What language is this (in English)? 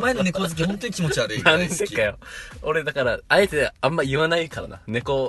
Japanese